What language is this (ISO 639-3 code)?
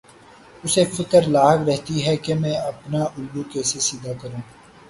urd